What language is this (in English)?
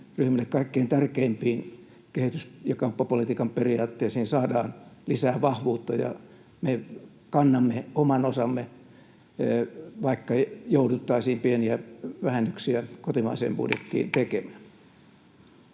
Finnish